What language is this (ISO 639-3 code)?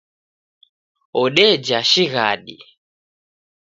dav